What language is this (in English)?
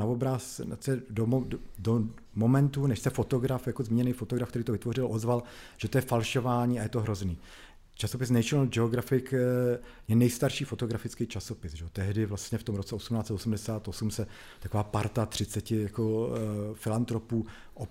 Czech